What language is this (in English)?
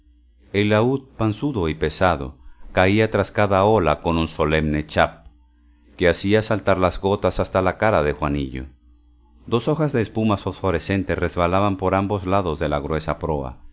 Spanish